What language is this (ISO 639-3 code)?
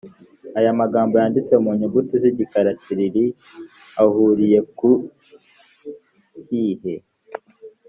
kin